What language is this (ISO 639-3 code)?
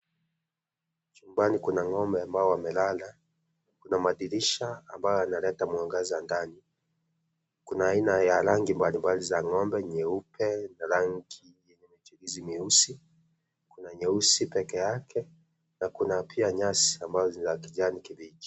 swa